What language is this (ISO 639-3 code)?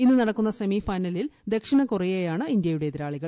mal